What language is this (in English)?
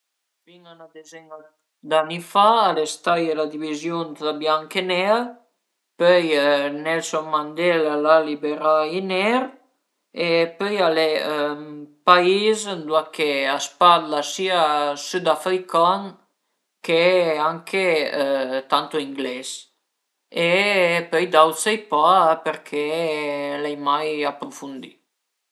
Piedmontese